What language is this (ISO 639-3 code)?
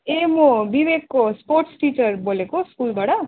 nep